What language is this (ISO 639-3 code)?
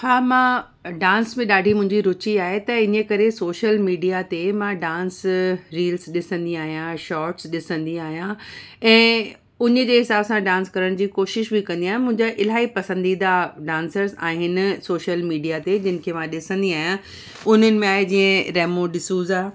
snd